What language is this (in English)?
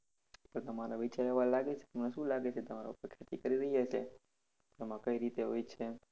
Gujarati